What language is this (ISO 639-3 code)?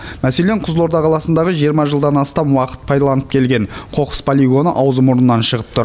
kaz